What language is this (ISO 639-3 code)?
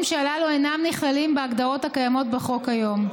heb